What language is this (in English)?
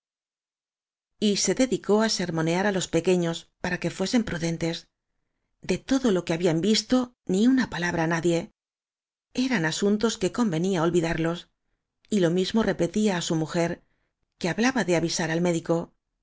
Spanish